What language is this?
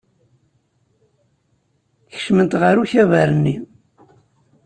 Kabyle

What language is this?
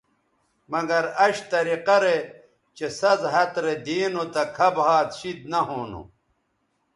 Bateri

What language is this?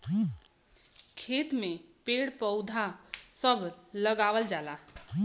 Bhojpuri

